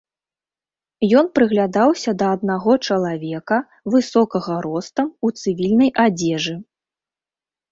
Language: Belarusian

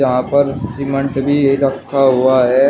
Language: Hindi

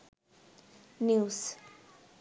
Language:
Sinhala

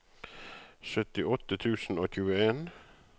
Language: Norwegian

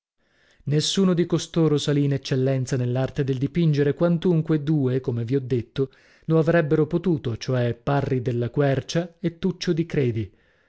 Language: Italian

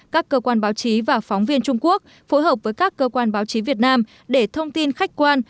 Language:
Vietnamese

